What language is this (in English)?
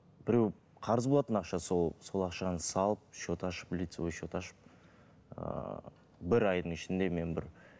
Kazakh